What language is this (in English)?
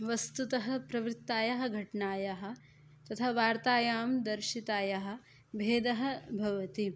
Sanskrit